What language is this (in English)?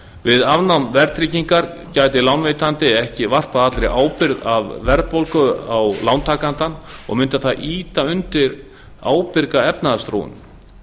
Icelandic